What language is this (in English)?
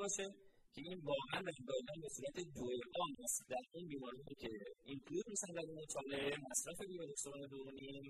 Persian